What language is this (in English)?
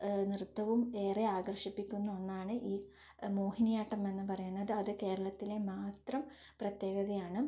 Malayalam